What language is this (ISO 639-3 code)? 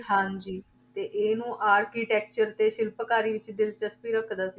pan